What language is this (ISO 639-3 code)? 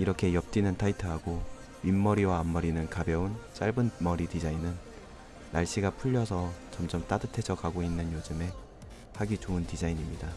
kor